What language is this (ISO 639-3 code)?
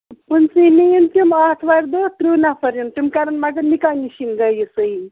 kas